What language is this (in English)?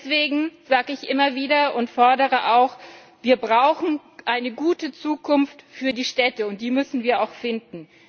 German